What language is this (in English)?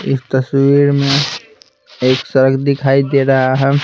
Hindi